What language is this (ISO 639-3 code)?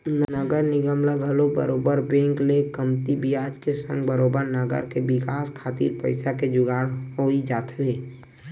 hne